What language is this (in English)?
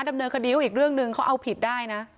Thai